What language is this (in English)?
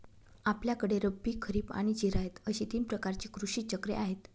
Marathi